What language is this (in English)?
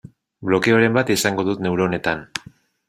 Basque